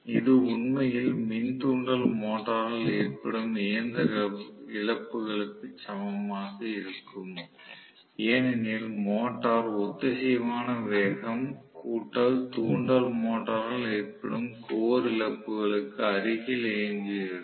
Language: Tamil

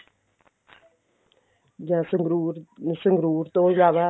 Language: Punjabi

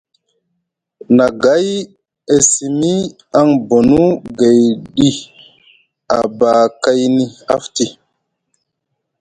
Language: Musgu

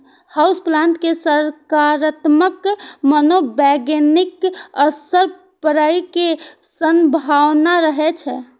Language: Maithili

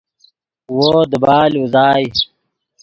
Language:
Yidgha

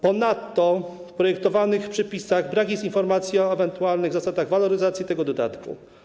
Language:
Polish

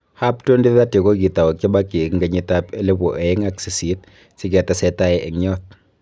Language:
Kalenjin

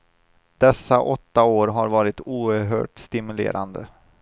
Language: Swedish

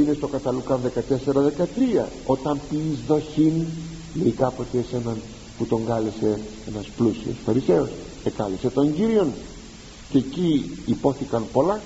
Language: Greek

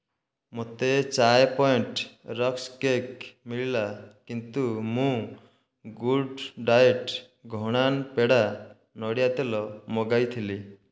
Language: Odia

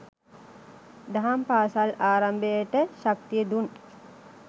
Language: Sinhala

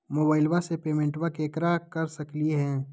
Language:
Magahi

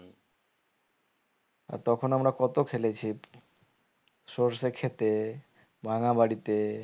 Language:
Bangla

